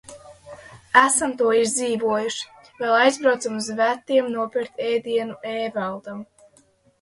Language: Latvian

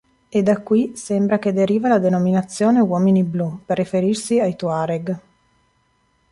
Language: Italian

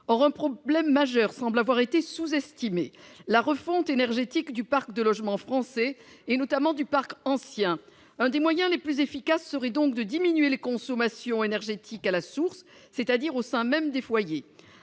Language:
French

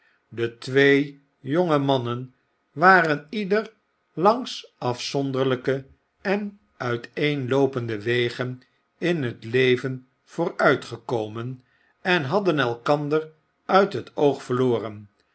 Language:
Dutch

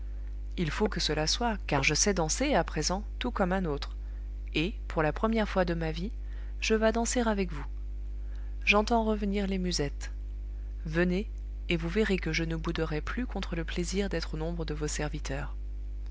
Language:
French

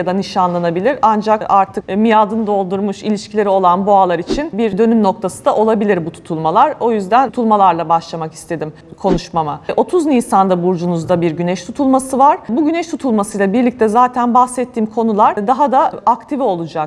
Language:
Turkish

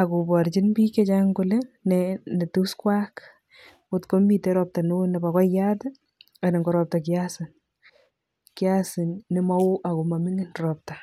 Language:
Kalenjin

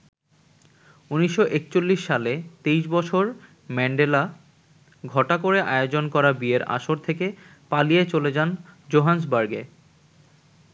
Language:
Bangla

